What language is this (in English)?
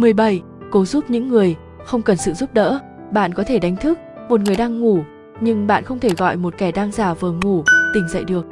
Vietnamese